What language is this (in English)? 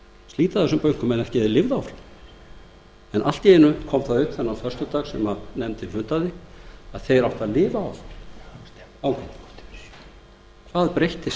Icelandic